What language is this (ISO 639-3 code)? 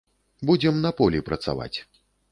bel